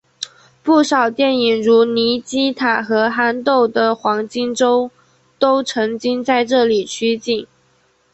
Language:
Chinese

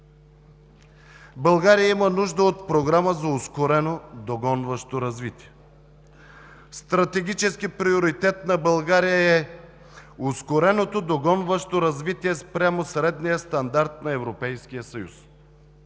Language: Bulgarian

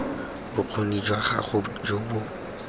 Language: Tswana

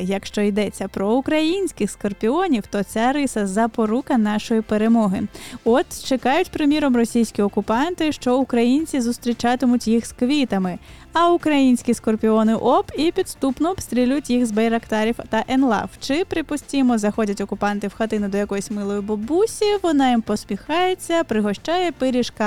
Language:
Ukrainian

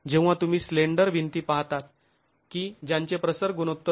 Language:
Marathi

